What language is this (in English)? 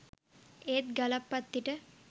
Sinhala